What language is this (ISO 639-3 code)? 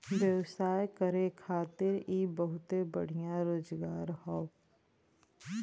bho